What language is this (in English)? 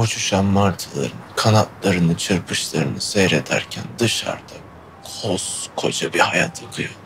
Turkish